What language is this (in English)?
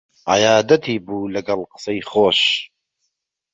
Central Kurdish